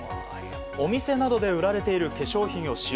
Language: Japanese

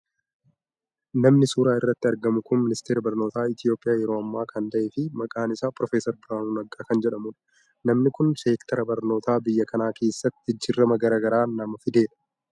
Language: Oromo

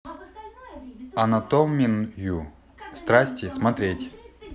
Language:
Russian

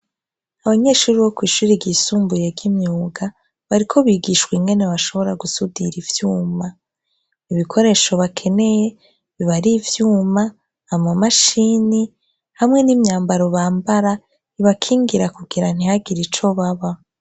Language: Rundi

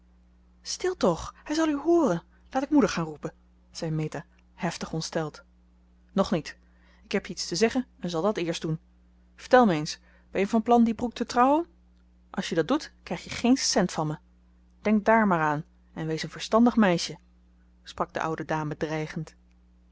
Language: Dutch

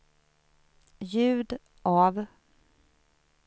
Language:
Swedish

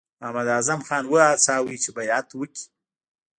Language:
Pashto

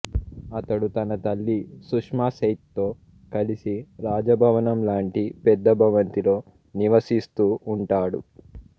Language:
Telugu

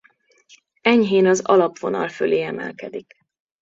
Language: Hungarian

